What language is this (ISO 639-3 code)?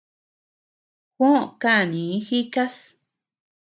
cux